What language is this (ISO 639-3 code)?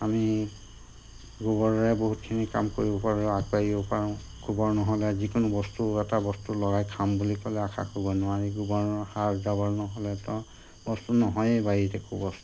asm